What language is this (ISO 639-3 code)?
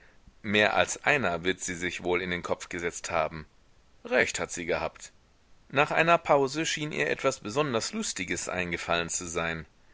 deu